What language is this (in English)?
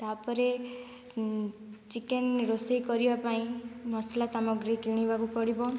Odia